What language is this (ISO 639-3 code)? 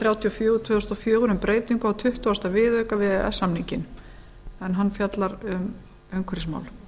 isl